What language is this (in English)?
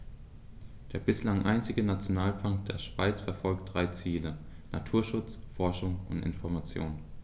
German